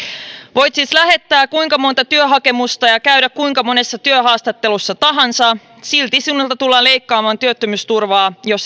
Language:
Finnish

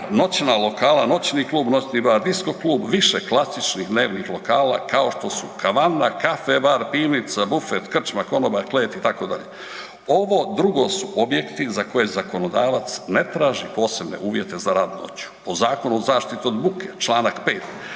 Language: Croatian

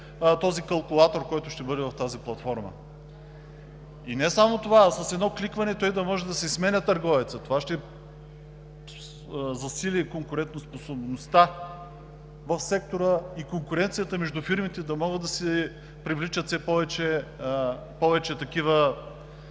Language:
Bulgarian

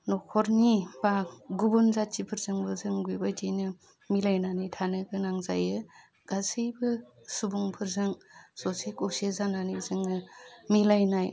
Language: Bodo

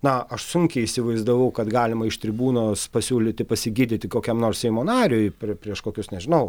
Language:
Lithuanian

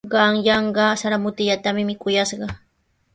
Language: Sihuas Ancash Quechua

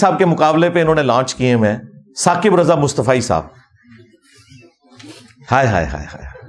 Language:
Urdu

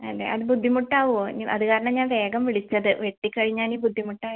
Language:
Malayalam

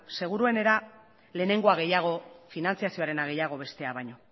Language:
Basque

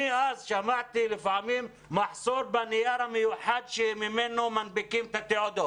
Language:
Hebrew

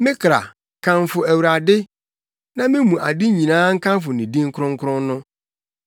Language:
Akan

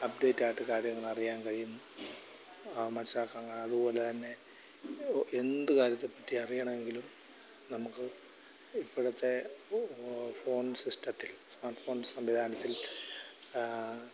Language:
Malayalam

